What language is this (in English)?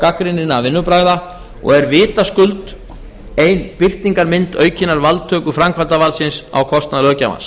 Icelandic